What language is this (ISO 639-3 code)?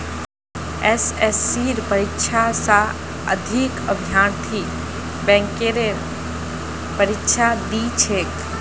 mag